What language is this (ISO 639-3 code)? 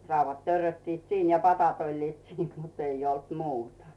fin